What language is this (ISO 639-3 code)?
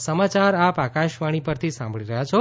guj